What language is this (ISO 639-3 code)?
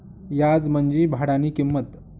mar